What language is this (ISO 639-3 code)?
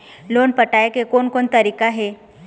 hne